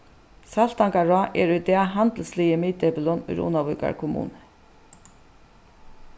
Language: Faroese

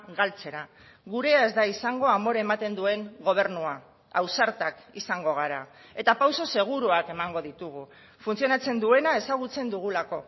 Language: Basque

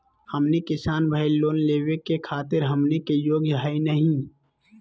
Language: Magahi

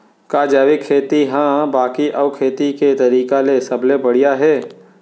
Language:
Chhattisgarhi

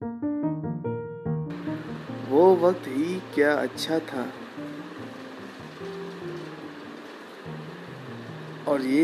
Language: Hindi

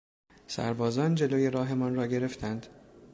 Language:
Persian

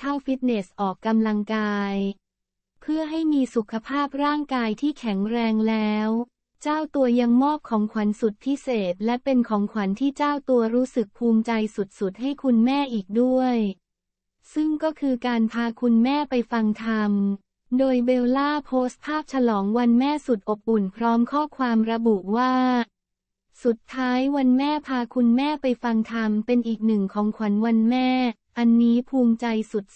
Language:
Thai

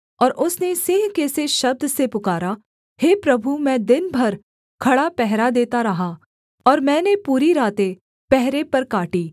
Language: Hindi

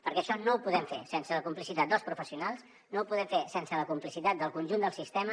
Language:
Catalan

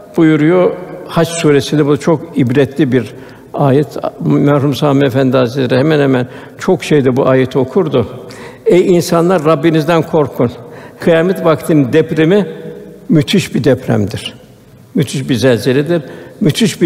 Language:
Turkish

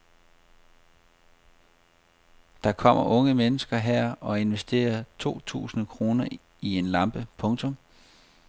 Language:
Danish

